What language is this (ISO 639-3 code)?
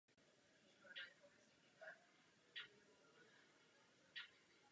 ces